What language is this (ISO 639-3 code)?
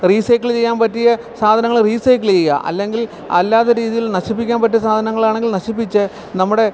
mal